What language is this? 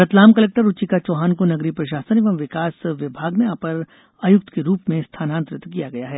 Hindi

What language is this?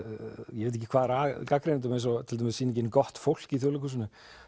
Icelandic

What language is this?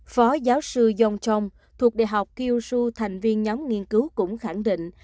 Vietnamese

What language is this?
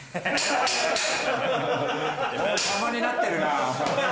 Japanese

